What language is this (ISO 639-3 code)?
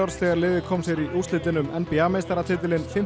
isl